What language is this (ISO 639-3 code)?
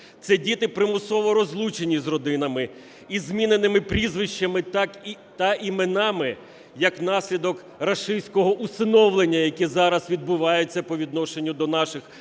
ukr